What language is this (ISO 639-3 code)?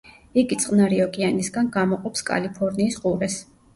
kat